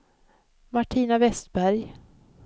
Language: Swedish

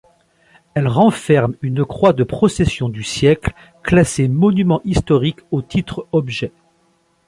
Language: French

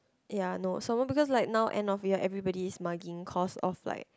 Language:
English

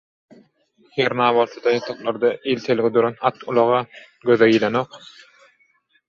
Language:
Turkmen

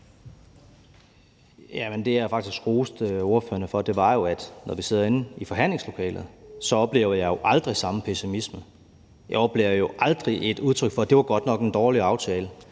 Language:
Danish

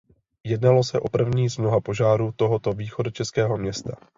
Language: Czech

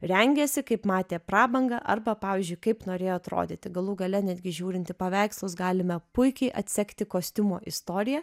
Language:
Lithuanian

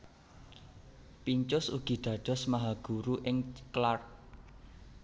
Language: Javanese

